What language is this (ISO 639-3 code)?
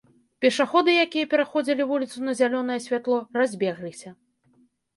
bel